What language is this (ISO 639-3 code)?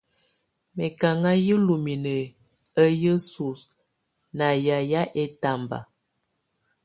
tvu